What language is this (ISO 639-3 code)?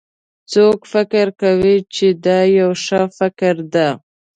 pus